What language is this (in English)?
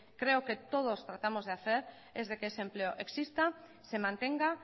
Spanish